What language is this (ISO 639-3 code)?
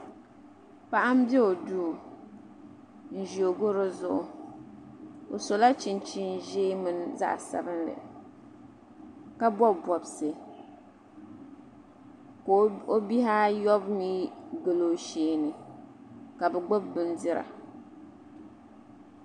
dag